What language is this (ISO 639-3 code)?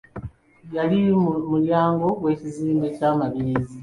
lug